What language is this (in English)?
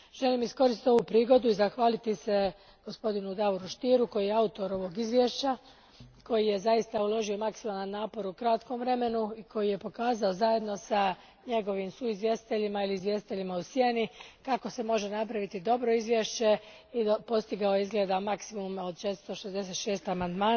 Croatian